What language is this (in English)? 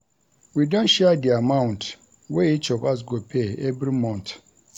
Nigerian Pidgin